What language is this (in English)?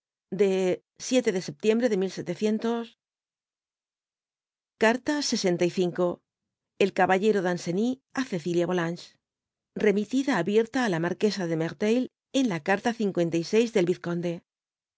Spanish